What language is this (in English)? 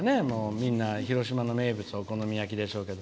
Japanese